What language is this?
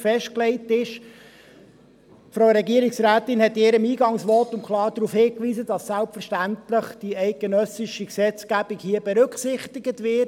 Swiss German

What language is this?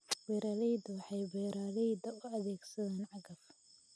Somali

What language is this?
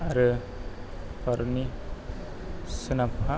Bodo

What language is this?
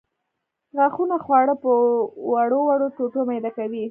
Pashto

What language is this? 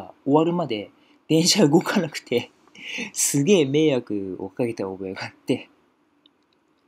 Japanese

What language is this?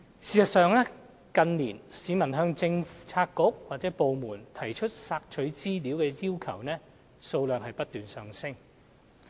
Cantonese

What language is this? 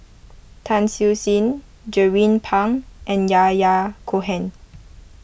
English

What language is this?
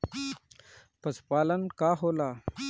Bhojpuri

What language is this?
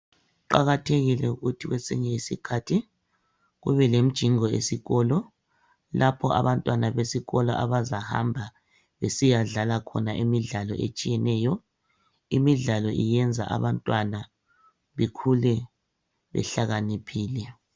North Ndebele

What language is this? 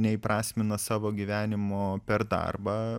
Lithuanian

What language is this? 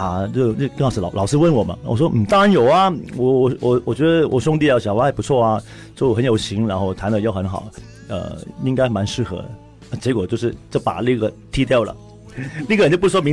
Chinese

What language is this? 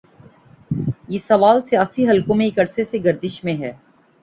Urdu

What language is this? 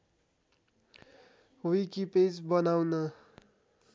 Nepali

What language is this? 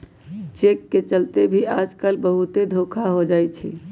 Magahi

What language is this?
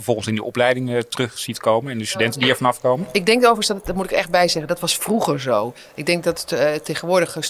Dutch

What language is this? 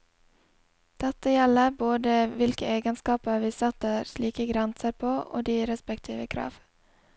Norwegian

